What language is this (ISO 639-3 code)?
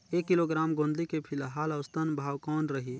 hne